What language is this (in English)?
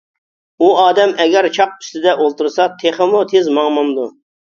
Uyghur